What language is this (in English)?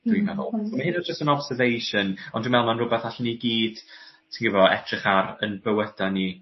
Welsh